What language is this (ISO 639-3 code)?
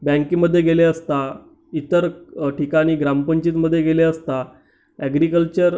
mar